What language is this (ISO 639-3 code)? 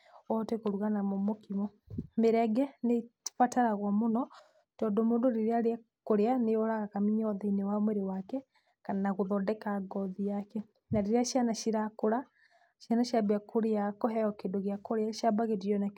kik